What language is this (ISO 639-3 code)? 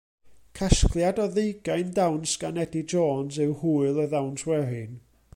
cym